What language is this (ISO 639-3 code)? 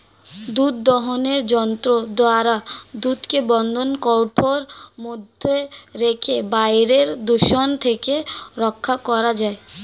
ben